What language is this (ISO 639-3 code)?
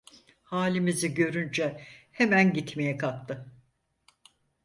tur